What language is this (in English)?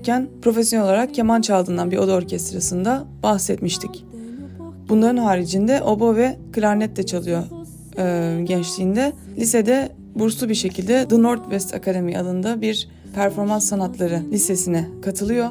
Turkish